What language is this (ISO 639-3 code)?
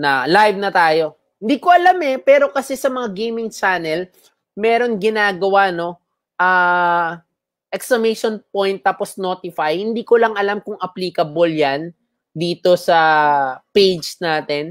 fil